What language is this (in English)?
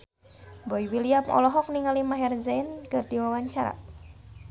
Sundanese